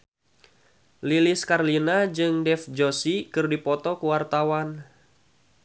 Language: Sundanese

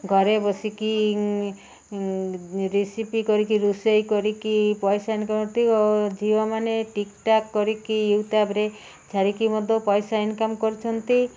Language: Odia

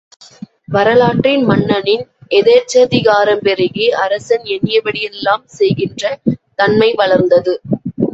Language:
Tamil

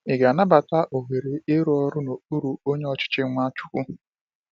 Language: Igbo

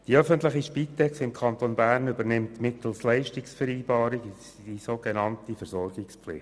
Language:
Swiss German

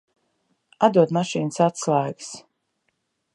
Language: Latvian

